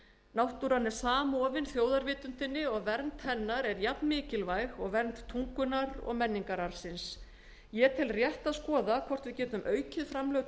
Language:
Icelandic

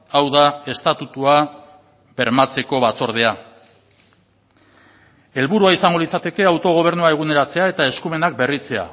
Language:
Basque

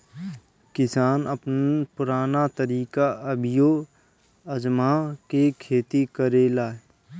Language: Bhojpuri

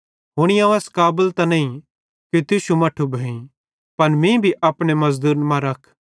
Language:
Bhadrawahi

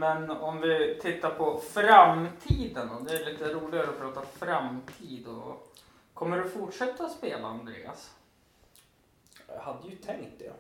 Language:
Swedish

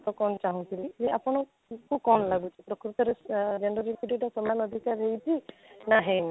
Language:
Odia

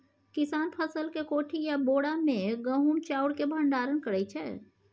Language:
Maithili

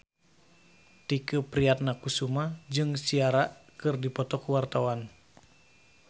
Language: Sundanese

